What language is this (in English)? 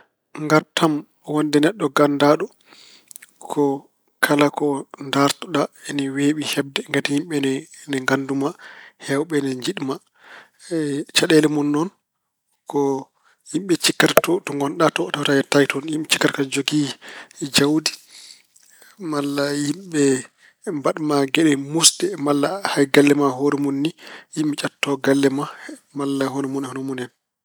Fula